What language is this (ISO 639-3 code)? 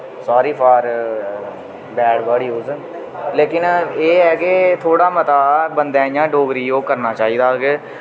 doi